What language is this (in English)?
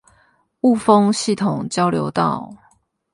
Chinese